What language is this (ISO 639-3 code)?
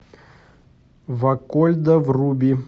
rus